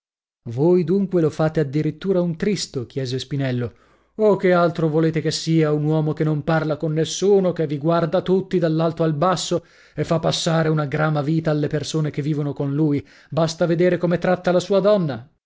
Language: Italian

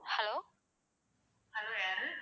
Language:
Tamil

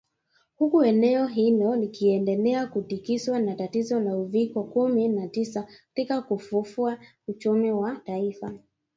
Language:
Swahili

